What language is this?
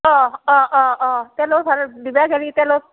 Assamese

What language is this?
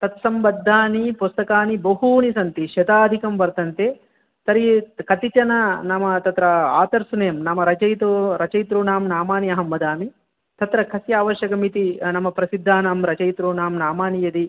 Sanskrit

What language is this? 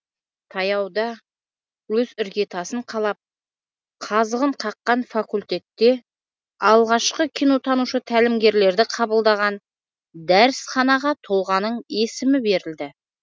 Kazakh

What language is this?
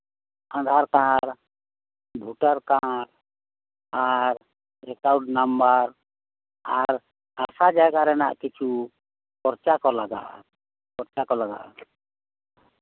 Santali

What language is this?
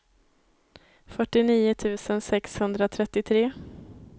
Swedish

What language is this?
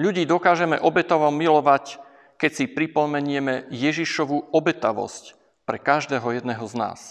Slovak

